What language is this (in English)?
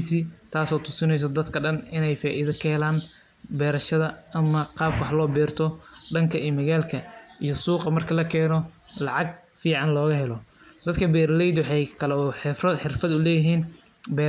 Somali